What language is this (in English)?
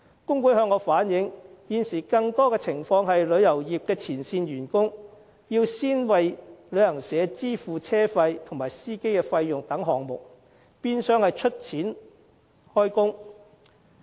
Cantonese